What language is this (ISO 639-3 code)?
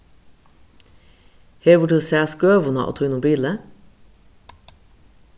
fao